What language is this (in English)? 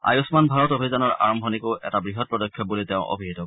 Assamese